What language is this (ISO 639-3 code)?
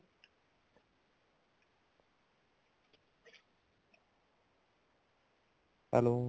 pan